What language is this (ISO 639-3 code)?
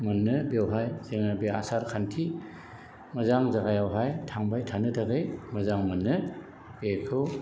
brx